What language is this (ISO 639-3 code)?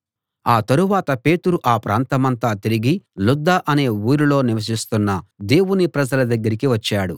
tel